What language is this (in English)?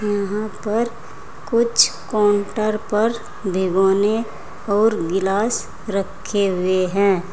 Hindi